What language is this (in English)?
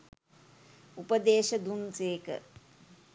Sinhala